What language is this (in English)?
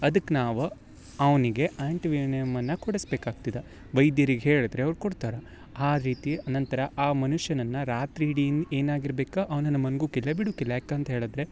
Kannada